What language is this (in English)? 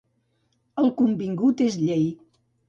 Catalan